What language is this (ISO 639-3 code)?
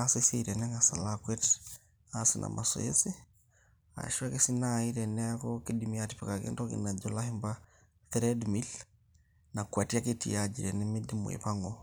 mas